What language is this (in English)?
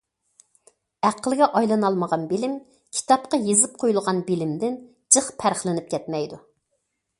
Uyghur